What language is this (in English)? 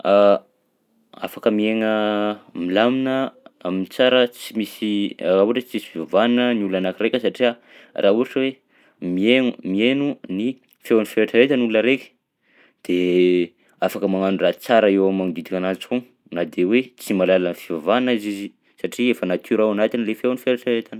Southern Betsimisaraka Malagasy